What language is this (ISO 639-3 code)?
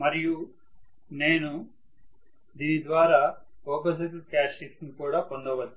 tel